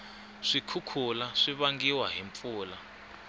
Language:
Tsonga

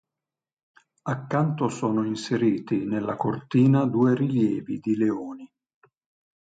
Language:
Italian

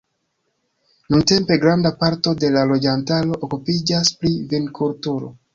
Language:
Esperanto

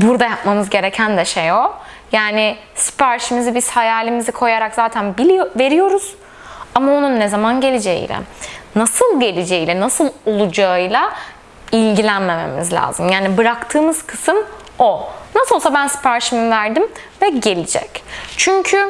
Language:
Turkish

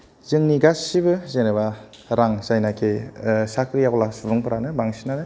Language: Bodo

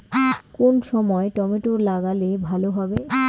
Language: Bangla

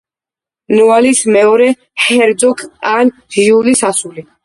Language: Georgian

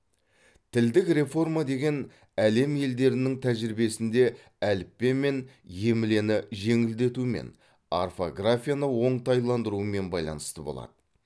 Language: Kazakh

